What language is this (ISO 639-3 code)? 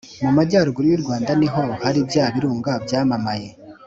kin